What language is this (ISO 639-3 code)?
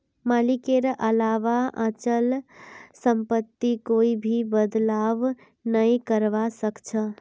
mag